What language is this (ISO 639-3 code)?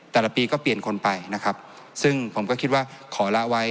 tha